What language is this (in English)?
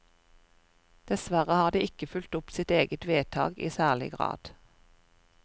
Norwegian